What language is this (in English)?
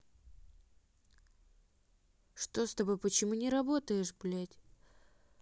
Russian